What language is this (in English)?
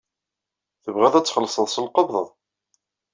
Kabyle